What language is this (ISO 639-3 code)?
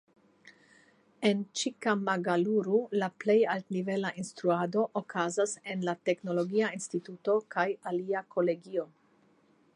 epo